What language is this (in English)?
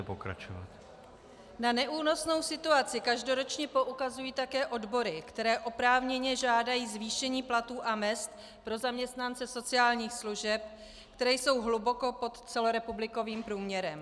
Czech